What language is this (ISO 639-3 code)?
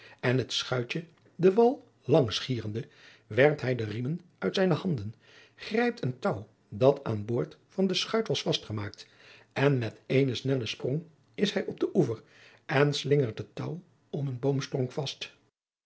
nld